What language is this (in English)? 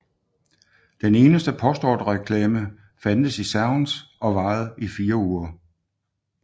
Danish